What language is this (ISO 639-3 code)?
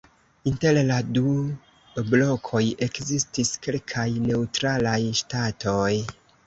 epo